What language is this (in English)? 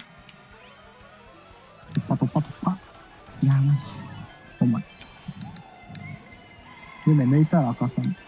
Japanese